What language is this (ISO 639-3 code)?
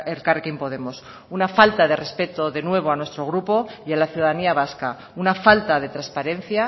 spa